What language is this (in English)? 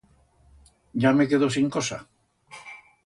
Aragonese